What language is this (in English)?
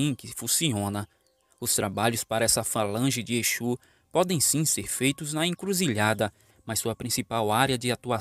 Portuguese